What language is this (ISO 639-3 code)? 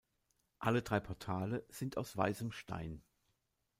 deu